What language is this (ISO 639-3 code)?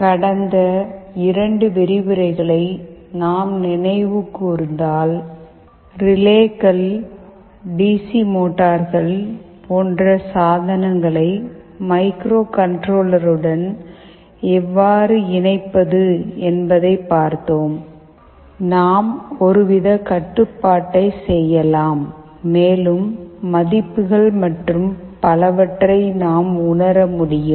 tam